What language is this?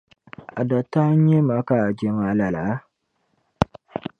Dagbani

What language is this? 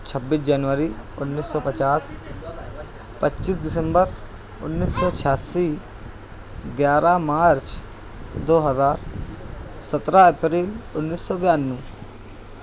Urdu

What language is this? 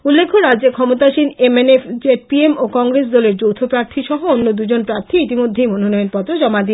Bangla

